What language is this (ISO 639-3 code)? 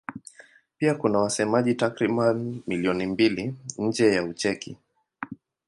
swa